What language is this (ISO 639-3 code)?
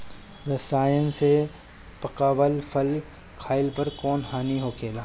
bho